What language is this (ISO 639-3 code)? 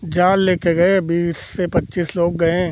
hin